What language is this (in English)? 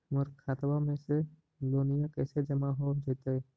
Magahi